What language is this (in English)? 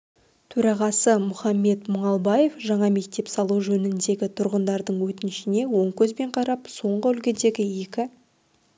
Kazakh